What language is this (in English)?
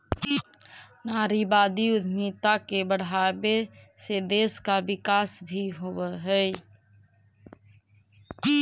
Magahi